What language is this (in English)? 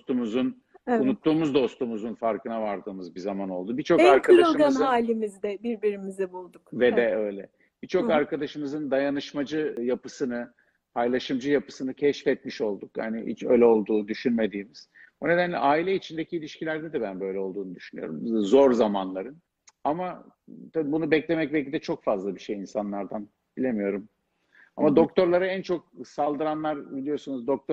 Turkish